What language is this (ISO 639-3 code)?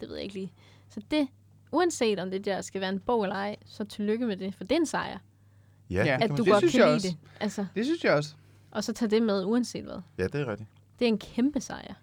dan